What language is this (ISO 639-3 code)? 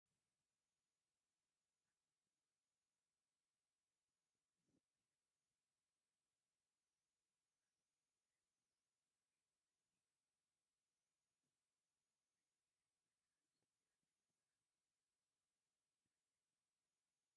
tir